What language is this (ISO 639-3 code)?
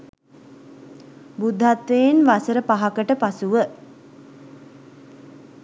sin